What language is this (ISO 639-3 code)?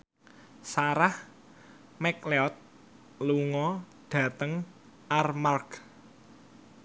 jav